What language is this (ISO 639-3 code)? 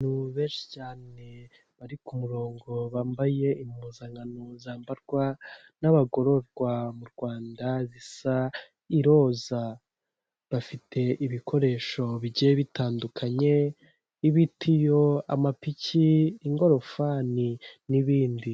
kin